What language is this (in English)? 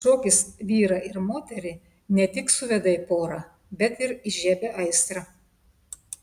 Lithuanian